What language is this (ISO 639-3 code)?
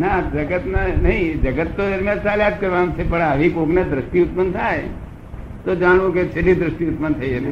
guj